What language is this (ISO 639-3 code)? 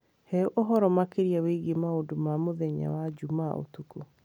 kik